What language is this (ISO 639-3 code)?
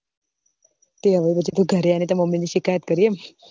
guj